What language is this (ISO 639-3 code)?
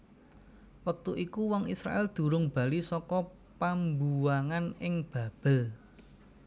jav